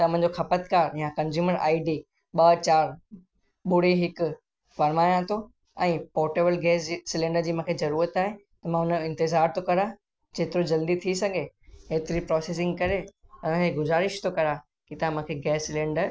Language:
Sindhi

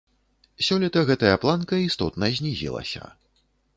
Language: Belarusian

